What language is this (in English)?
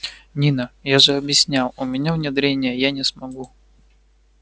Russian